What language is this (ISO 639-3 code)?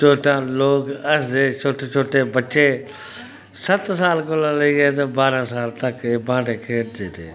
doi